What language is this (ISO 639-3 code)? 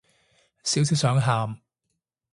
yue